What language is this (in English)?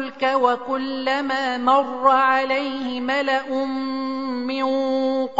Arabic